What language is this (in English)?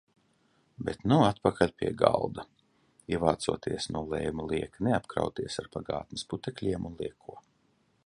Latvian